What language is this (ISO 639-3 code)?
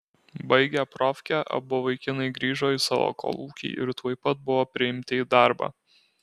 lit